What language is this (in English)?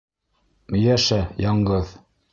Bashkir